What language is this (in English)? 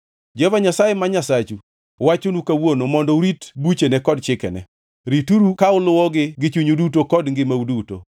Luo (Kenya and Tanzania)